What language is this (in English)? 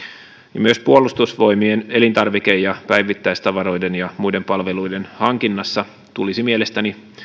Finnish